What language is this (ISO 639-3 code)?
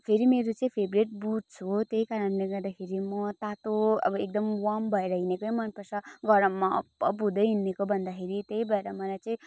nep